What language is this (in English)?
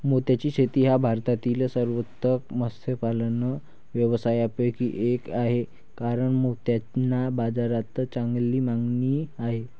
Marathi